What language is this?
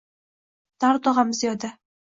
Uzbek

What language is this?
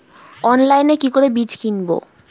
Bangla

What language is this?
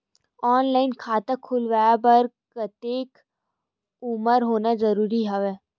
Chhattisgarhi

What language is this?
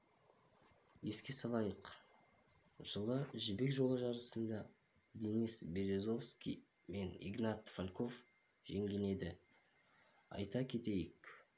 Kazakh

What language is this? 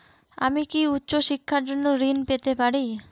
Bangla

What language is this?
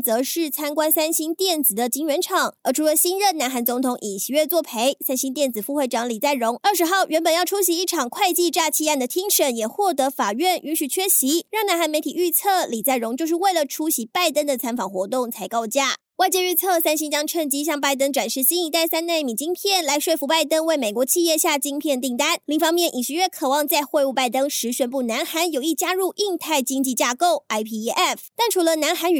Chinese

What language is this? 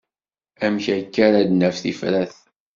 Kabyle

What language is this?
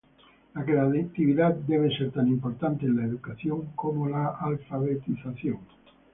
Spanish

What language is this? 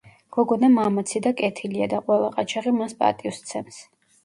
Georgian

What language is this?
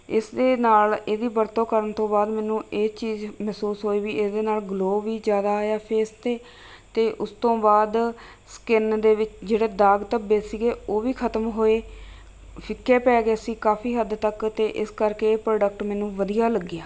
Punjabi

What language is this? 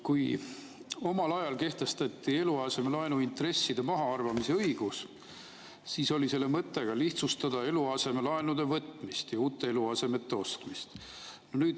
Estonian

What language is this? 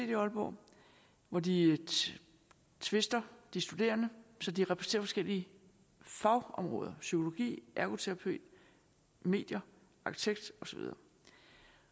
Danish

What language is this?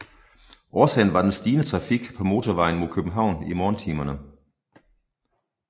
Danish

